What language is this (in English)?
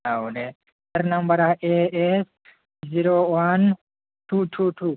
Bodo